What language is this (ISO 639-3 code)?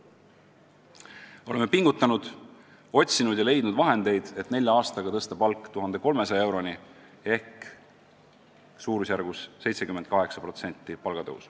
est